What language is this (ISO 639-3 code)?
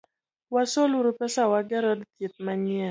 luo